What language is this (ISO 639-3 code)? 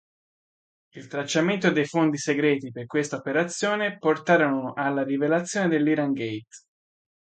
ita